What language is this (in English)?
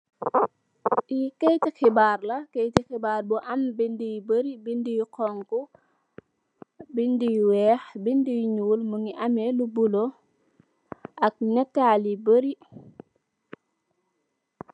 Wolof